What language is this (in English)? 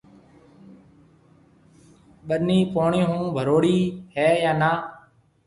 Marwari (Pakistan)